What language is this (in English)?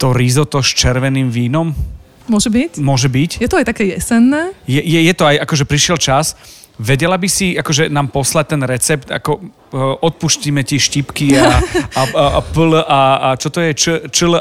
Slovak